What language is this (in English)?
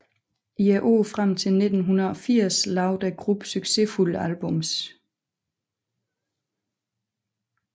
Danish